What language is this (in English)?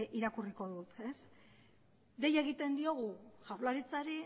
Basque